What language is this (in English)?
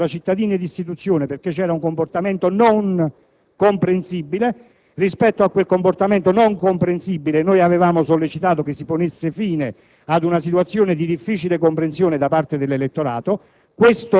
Italian